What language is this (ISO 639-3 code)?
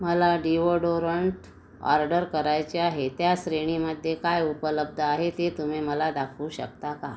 mar